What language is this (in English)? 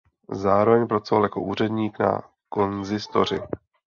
Czech